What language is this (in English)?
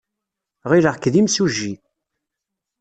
Kabyle